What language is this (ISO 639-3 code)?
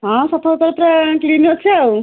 ori